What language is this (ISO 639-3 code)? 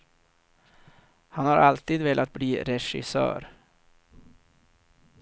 swe